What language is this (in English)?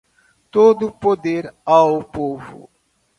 Portuguese